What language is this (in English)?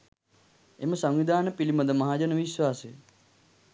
Sinhala